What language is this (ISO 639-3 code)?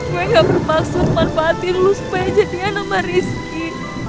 ind